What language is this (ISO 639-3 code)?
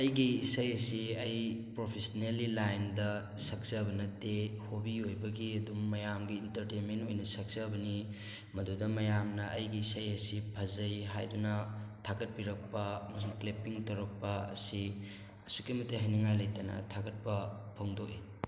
mni